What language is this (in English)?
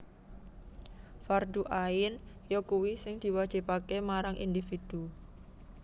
Javanese